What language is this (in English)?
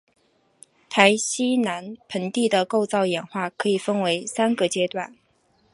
Chinese